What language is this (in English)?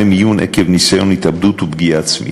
Hebrew